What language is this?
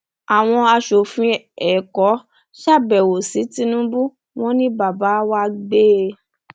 Yoruba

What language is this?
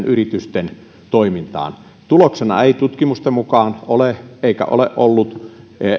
Finnish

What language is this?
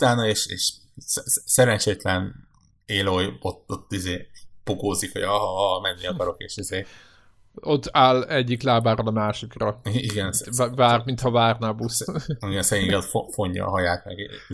Hungarian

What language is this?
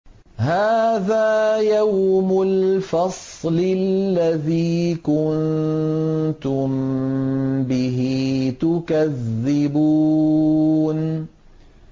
Arabic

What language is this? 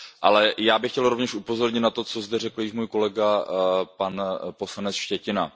Czech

